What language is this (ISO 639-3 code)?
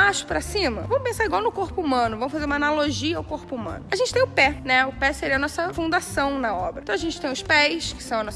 por